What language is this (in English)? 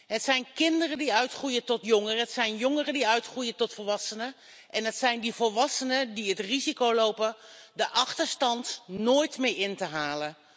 Dutch